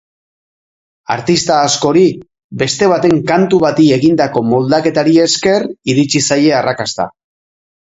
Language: Basque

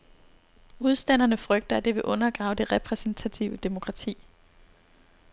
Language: Danish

